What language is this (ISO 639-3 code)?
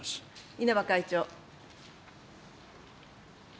jpn